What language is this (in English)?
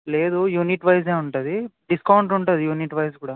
Telugu